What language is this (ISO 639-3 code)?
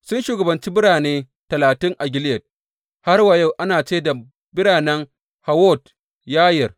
hau